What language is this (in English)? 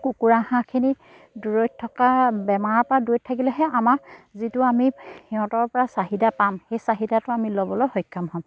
Assamese